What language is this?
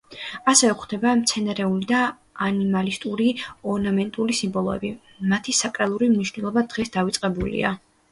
Georgian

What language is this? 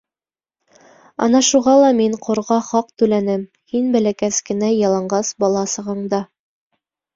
Bashkir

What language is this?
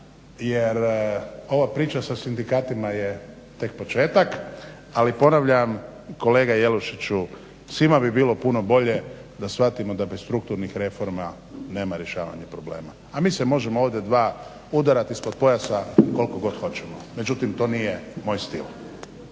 Croatian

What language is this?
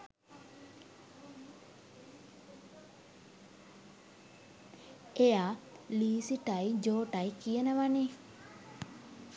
Sinhala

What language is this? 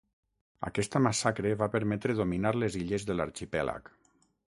Catalan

